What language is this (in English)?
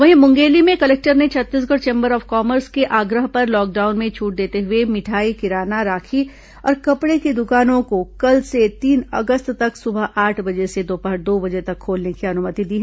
Hindi